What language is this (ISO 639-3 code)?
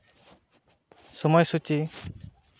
sat